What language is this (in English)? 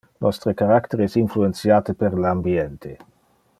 Interlingua